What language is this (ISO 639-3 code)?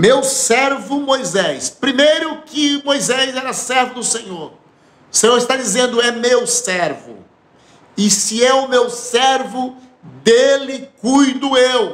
por